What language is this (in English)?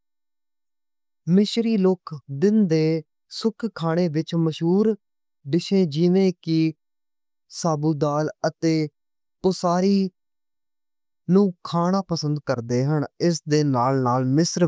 Western Panjabi